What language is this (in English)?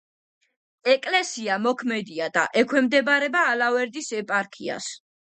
Georgian